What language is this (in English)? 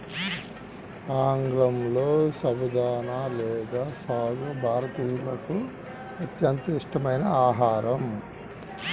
Telugu